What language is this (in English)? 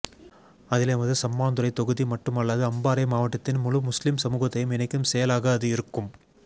Tamil